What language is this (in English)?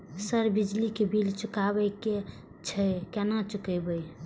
Maithili